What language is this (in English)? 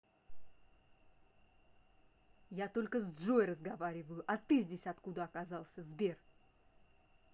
Russian